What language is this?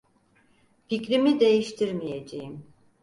Turkish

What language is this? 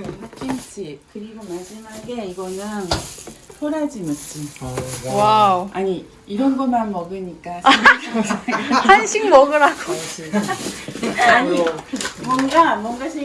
Korean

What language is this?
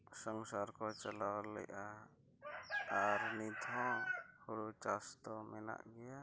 Santali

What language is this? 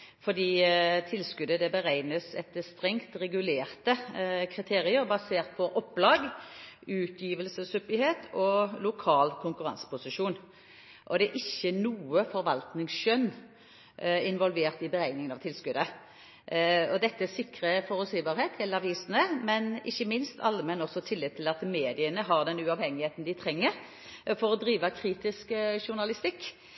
Norwegian Bokmål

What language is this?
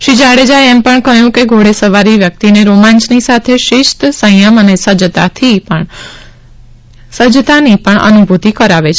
Gujarati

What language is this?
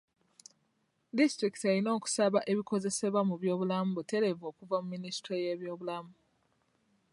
Ganda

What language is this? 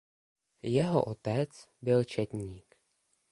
Czech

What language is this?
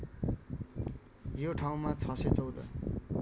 Nepali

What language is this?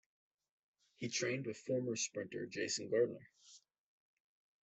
English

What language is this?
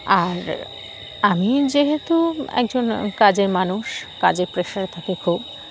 Bangla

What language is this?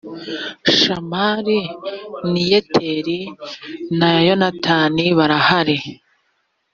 Kinyarwanda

